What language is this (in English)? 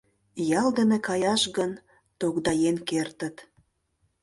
Mari